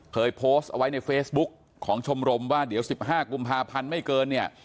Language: Thai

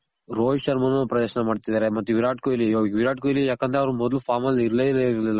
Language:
Kannada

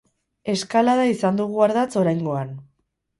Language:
Basque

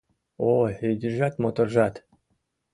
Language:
Mari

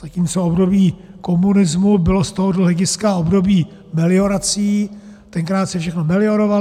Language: Czech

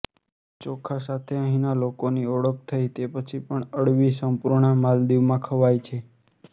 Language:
Gujarati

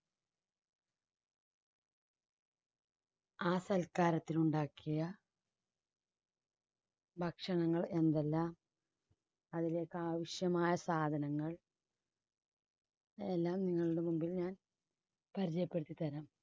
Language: Malayalam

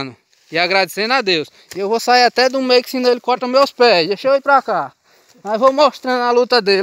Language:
Portuguese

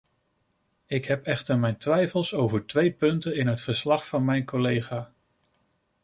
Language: Dutch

